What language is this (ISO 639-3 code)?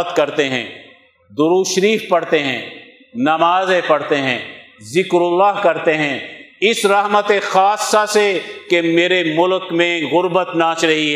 urd